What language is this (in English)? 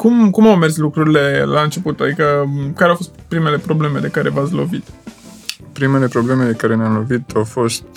Romanian